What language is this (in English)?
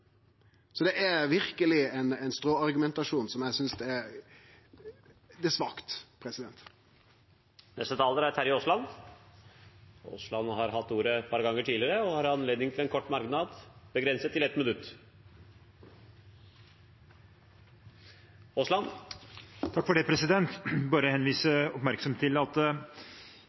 Norwegian